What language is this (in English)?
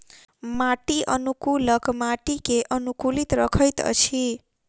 Maithili